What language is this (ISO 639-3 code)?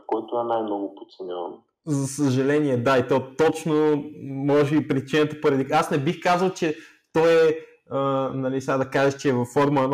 bul